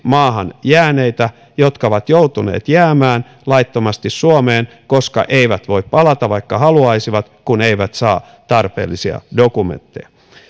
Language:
Finnish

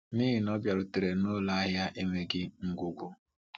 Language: Igbo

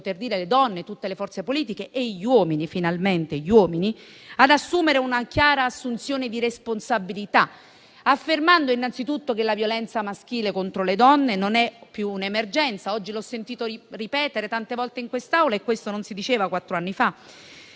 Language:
Italian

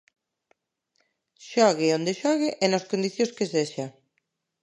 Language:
Galician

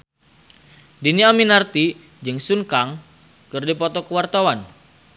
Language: Sundanese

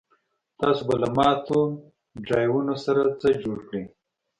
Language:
Pashto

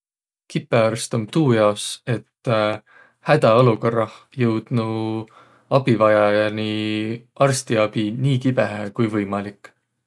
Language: Võro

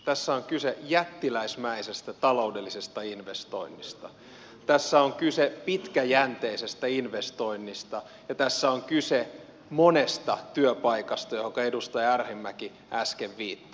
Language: Finnish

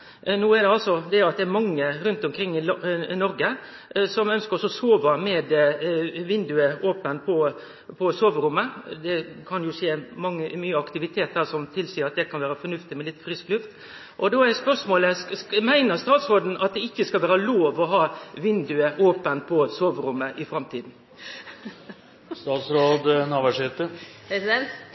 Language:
Norwegian Nynorsk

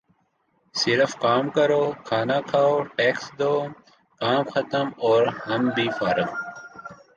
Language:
Urdu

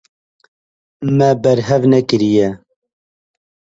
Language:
Kurdish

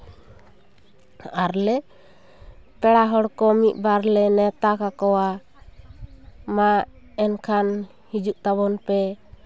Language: Santali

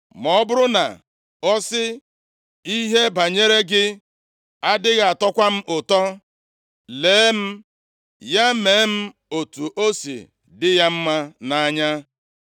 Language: Igbo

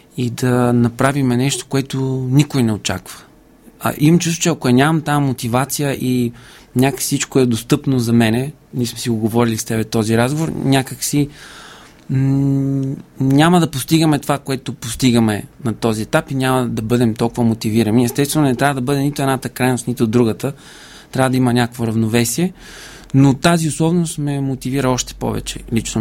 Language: Bulgarian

